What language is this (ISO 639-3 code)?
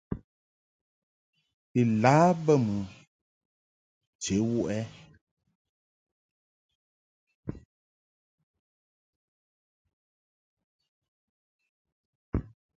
mhk